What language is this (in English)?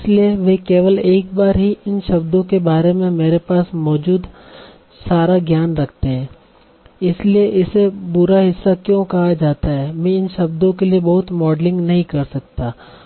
Hindi